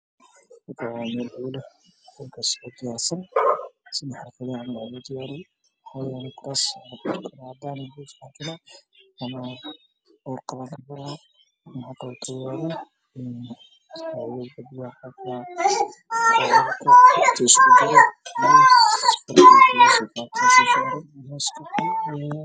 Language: Somali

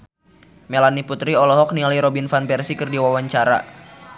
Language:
Sundanese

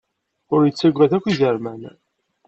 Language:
Kabyle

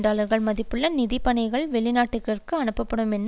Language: Tamil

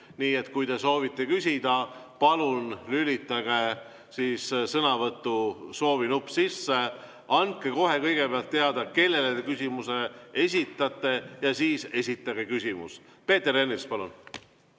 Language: Estonian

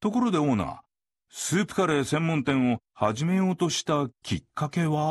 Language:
Japanese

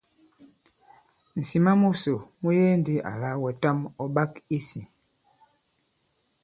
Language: Bankon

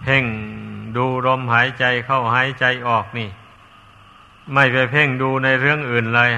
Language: Thai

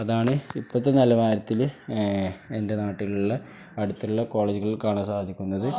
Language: Malayalam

